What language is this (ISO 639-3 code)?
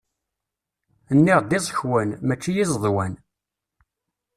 kab